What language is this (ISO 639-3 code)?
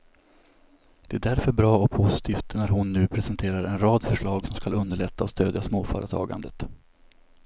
swe